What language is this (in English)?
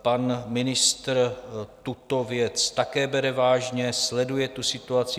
Czech